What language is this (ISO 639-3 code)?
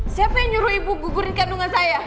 ind